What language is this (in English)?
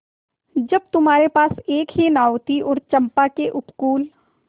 Hindi